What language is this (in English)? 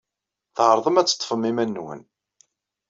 Kabyle